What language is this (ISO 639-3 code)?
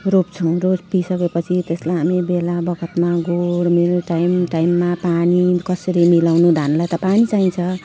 nep